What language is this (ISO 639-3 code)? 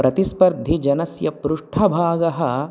san